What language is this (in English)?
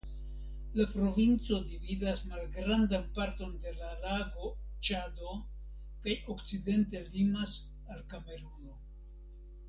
Esperanto